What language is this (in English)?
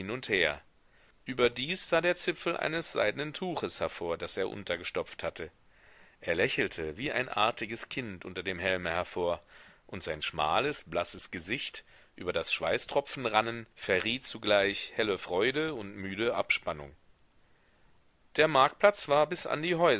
German